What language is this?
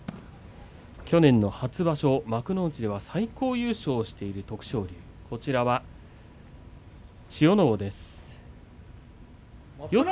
Japanese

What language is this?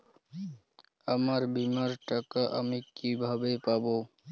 Bangla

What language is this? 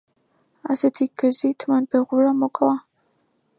Georgian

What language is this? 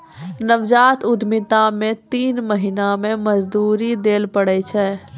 Maithili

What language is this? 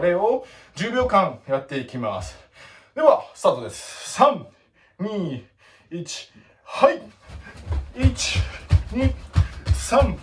Japanese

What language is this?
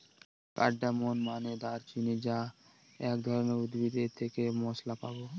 Bangla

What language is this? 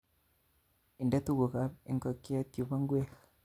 Kalenjin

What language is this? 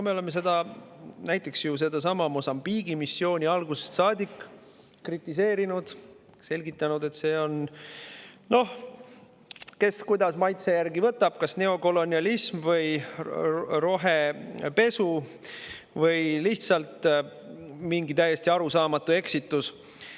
Estonian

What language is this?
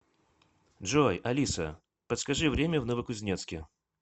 Russian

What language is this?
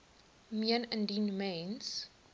Afrikaans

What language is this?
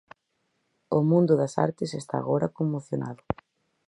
Galician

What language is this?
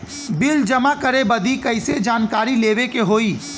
Bhojpuri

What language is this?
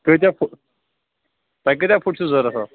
Kashmiri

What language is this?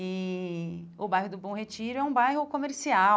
Portuguese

